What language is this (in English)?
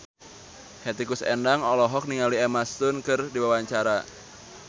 Sundanese